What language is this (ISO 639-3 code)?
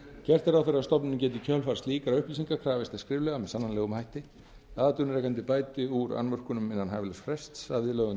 isl